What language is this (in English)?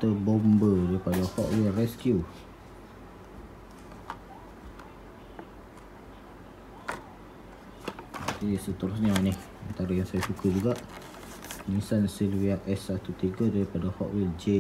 Malay